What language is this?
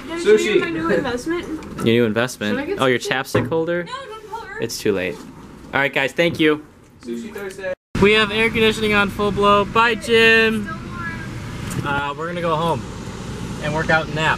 English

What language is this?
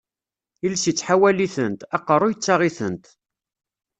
Kabyle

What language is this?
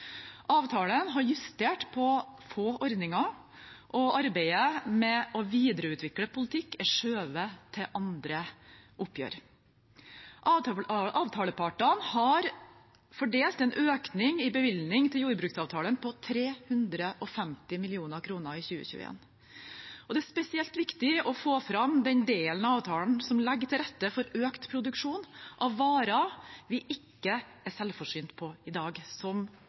Norwegian Bokmål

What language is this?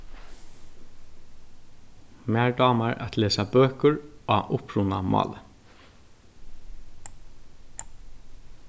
Faroese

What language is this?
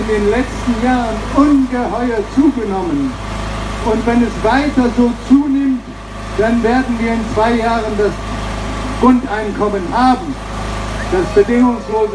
German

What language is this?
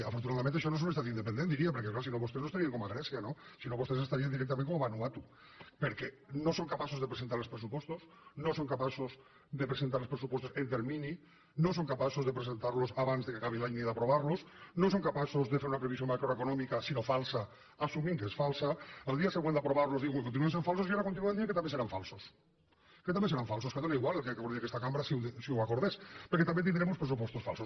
Catalan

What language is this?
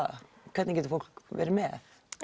Icelandic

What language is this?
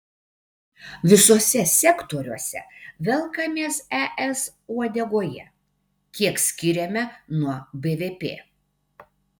Lithuanian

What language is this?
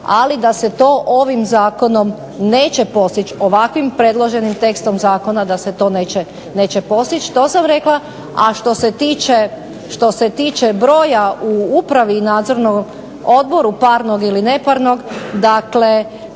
Croatian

